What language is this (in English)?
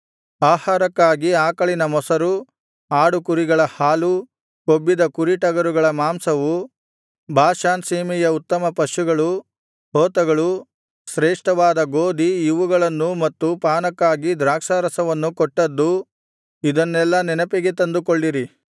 Kannada